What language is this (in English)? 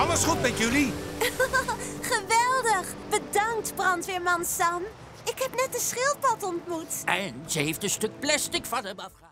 Dutch